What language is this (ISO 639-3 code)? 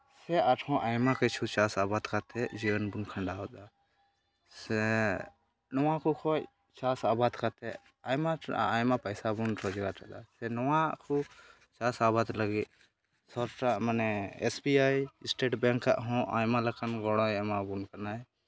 sat